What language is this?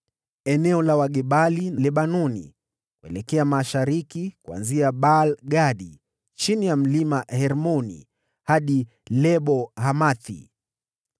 Swahili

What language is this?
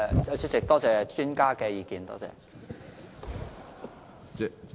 Cantonese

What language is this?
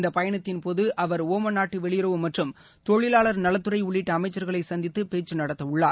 Tamil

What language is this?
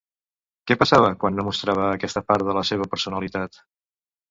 Catalan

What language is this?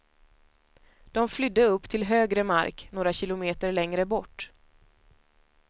Swedish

